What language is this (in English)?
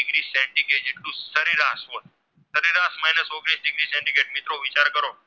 Gujarati